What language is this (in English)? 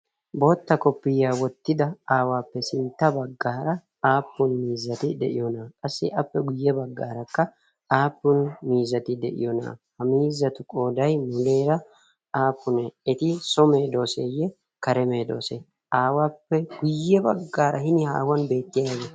Wolaytta